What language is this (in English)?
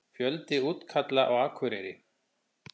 Icelandic